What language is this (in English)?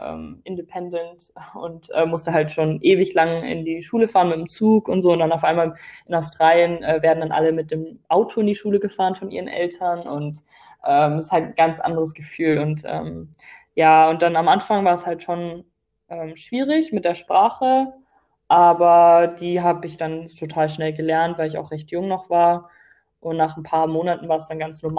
German